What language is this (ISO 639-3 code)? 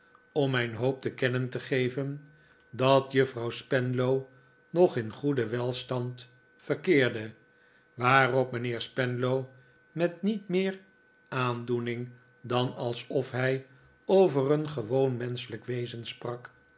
nld